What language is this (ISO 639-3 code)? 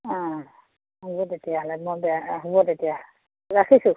asm